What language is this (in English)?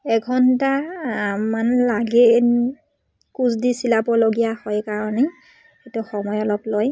Assamese